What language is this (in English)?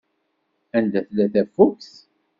Kabyle